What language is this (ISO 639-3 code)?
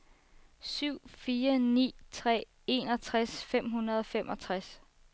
dan